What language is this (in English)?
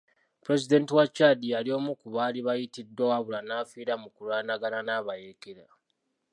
Ganda